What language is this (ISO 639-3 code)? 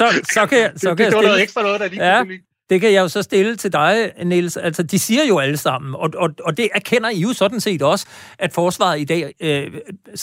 dan